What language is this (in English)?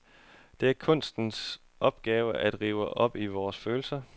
Danish